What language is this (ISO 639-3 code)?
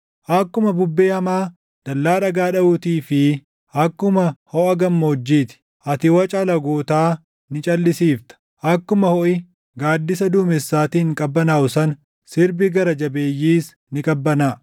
orm